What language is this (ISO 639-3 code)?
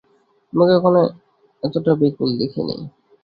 ben